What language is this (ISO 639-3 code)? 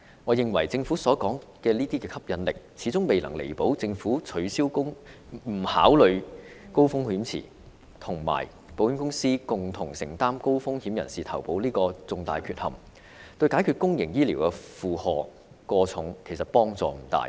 yue